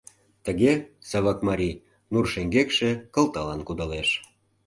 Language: Mari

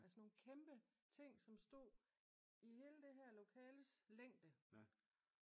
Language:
Danish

